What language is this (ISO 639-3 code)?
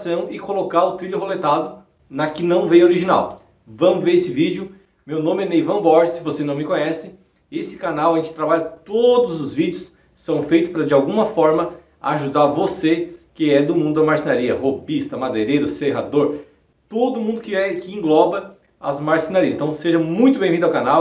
por